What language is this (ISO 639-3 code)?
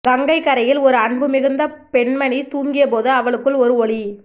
tam